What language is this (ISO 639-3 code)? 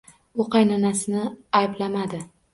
uzb